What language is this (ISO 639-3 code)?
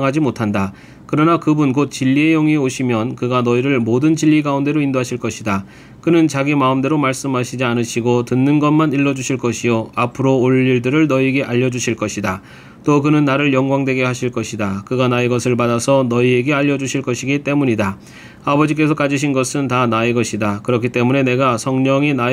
kor